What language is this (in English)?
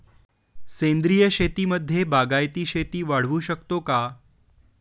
Marathi